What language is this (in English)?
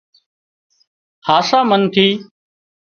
Wadiyara Koli